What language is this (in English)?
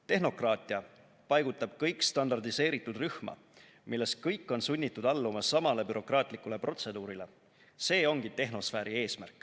Estonian